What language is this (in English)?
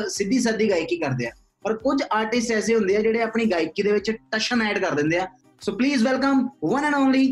Punjabi